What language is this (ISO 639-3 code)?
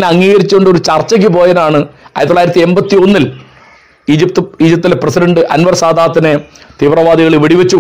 mal